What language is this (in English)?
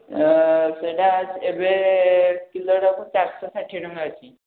Odia